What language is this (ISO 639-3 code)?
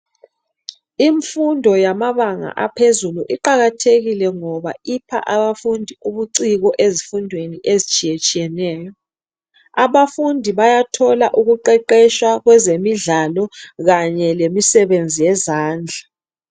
nde